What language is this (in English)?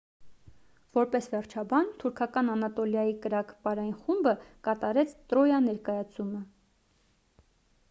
Armenian